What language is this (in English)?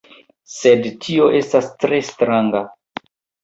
Esperanto